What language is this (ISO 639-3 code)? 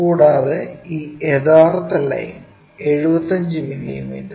mal